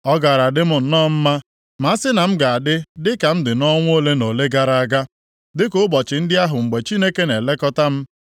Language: Igbo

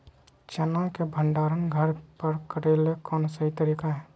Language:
Magahi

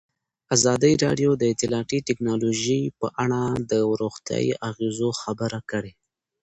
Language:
Pashto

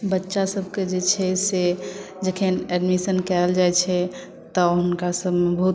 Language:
Maithili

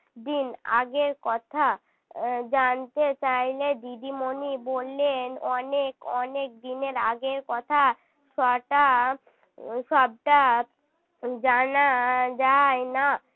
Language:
Bangla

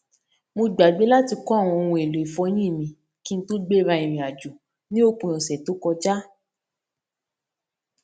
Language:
Yoruba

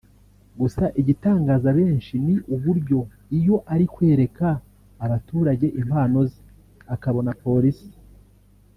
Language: Kinyarwanda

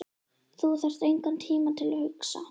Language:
Icelandic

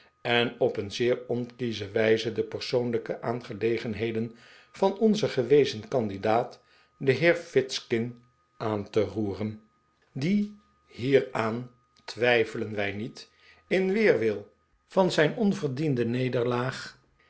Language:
Dutch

